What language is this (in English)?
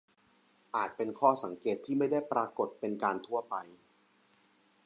Thai